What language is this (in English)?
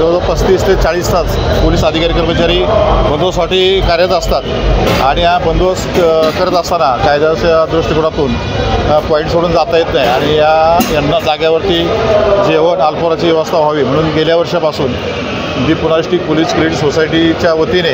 Hindi